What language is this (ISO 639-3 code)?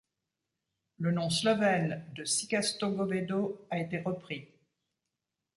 fra